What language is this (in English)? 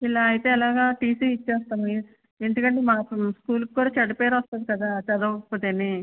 Telugu